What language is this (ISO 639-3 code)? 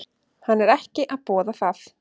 isl